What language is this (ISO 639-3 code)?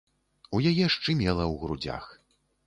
bel